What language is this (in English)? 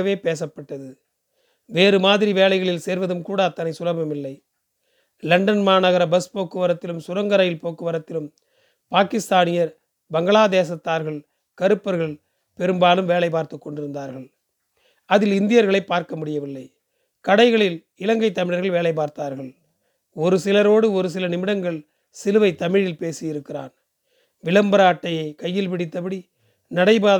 Tamil